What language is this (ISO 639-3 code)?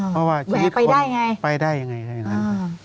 tha